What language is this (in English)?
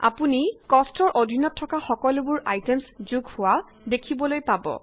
Assamese